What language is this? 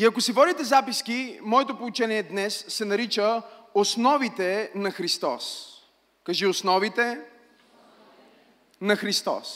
Bulgarian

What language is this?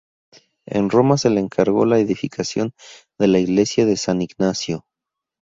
Spanish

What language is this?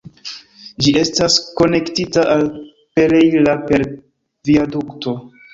Esperanto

